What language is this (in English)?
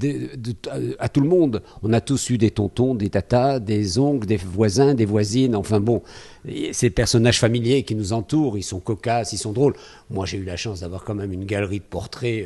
French